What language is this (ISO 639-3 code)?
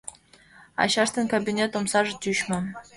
chm